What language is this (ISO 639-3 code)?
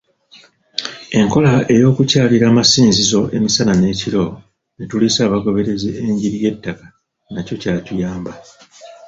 lug